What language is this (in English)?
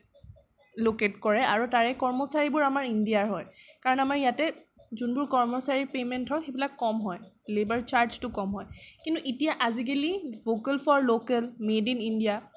Assamese